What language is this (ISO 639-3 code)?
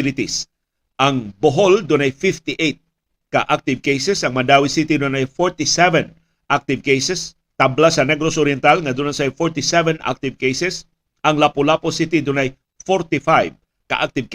fil